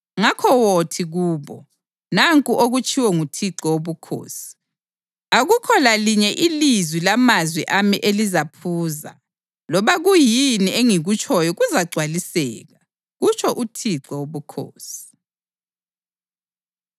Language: North Ndebele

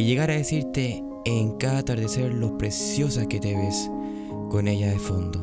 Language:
Spanish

